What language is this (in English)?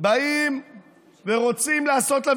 Hebrew